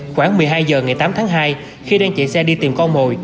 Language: Vietnamese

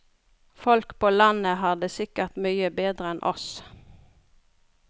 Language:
Norwegian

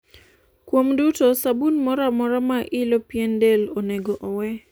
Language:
Luo (Kenya and Tanzania)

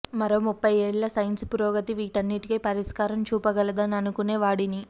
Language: Telugu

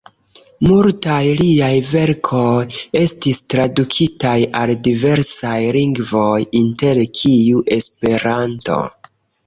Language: Esperanto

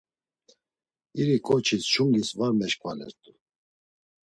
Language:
Laz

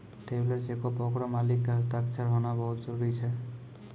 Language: Maithili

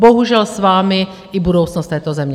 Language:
Czech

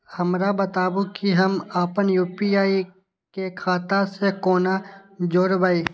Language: Maithili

